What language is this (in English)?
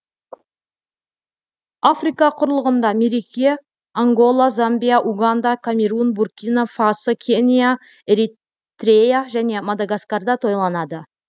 Kazakh